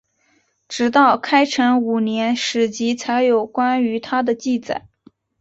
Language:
Chinese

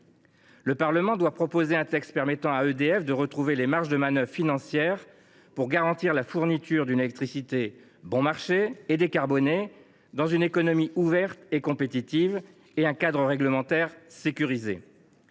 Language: French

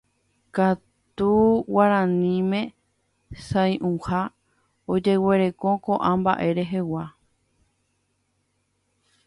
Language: Guarani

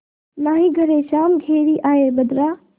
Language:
Hindi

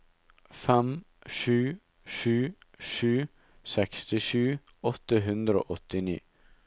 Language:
Norwegian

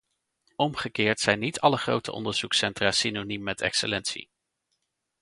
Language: Dutch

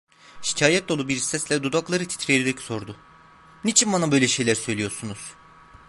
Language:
Turkish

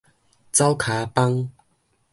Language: Min Nan Chinese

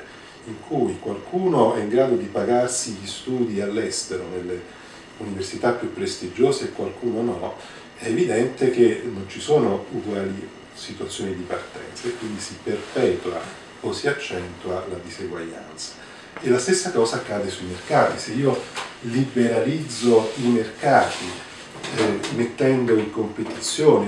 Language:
Italian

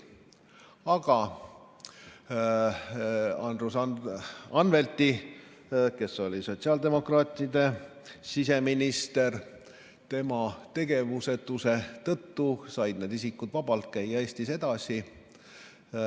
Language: Estonian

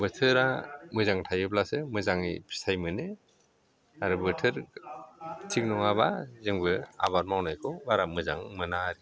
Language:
Bodo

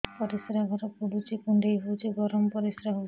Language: Odia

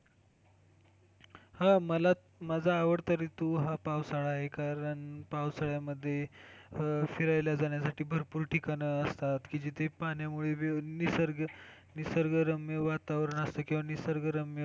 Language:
Marathi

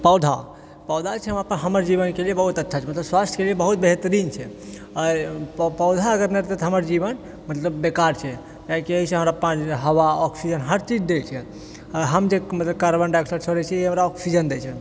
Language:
Maithili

